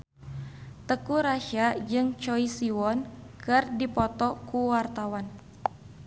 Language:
Sundanese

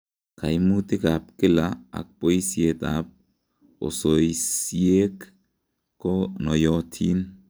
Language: Kalenjin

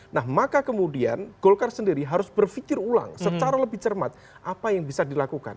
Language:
Indonesian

